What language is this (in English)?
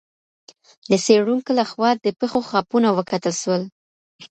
Pashto